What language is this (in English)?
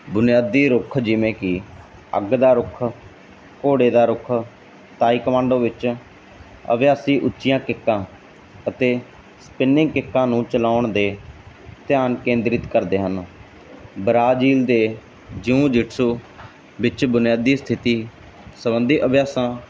Punjabi